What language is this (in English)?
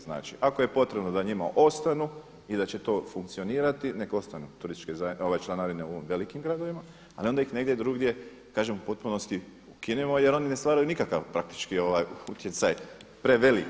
Croatian